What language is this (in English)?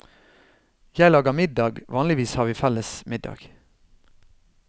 Norwegian